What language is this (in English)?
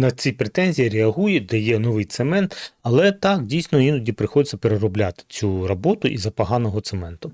Ukrainian